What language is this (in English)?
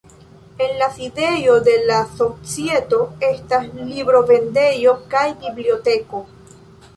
Esperanto